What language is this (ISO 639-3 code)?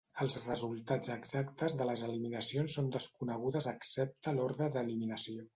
cat